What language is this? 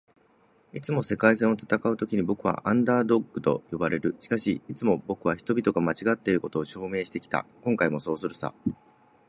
Japanese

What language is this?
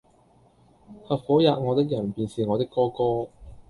Cantonese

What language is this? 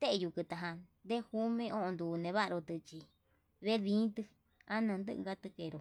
Yutanduchi Mixtec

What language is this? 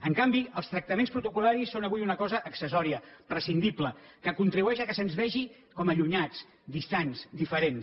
Catalan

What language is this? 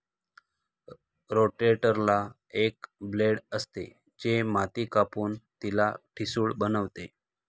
Marathi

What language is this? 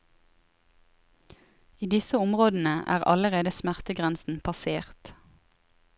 Norwegian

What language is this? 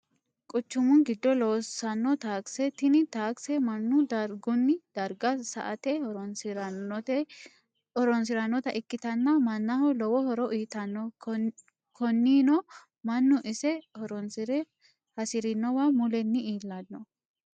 Sidamo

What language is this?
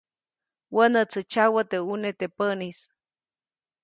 Copainalá Zoque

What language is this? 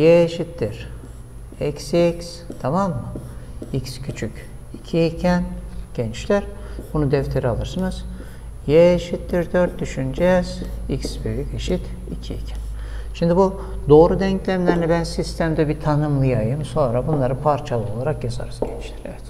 Turkish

